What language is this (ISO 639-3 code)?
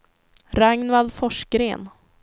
swe